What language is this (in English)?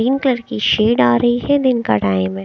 Hindi